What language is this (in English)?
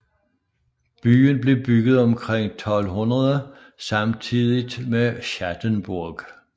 Danish